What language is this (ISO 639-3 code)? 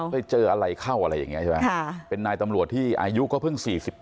tha